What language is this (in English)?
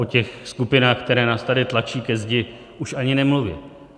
Czech